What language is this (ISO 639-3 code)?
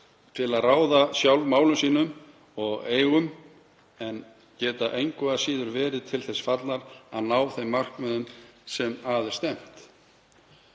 isl